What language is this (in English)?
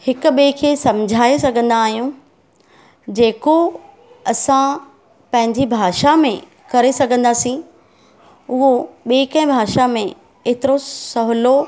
Sindhi